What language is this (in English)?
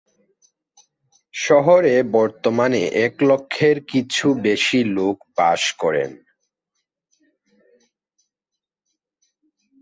Bangla